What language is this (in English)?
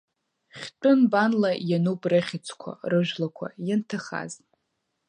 Abkhazian